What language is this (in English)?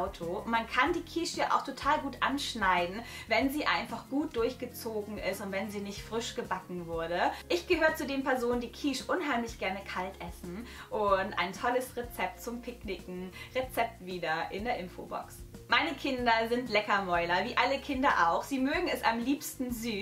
German